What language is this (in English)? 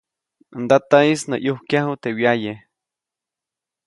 Copainalá Zoque